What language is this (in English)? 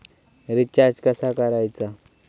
Marathi